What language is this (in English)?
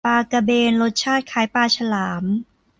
Thai